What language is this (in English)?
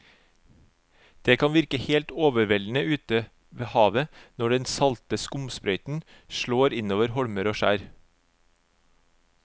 Norwegian